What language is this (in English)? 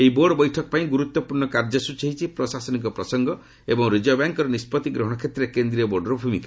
Odia